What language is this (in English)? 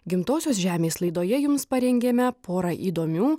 Lithuanian